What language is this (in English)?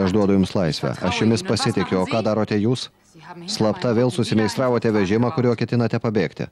Lithuanian